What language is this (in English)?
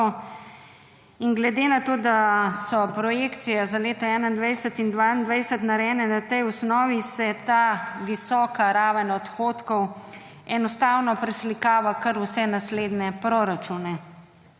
Slovenian